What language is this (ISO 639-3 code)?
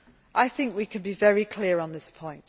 eng